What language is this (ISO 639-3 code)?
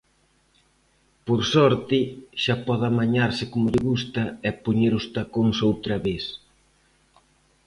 glg